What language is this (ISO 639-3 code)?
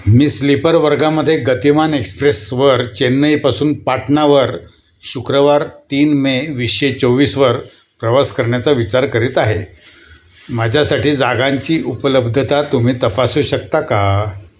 mar